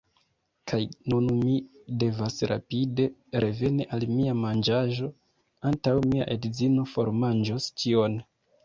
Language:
Esperanto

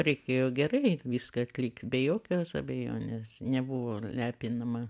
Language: Lithuanian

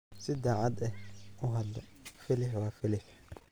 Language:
Somali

